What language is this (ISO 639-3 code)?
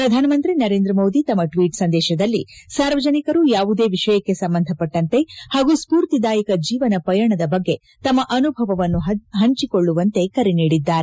kan